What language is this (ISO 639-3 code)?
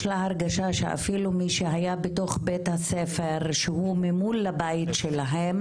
heb